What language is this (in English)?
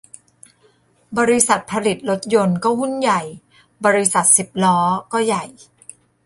Thai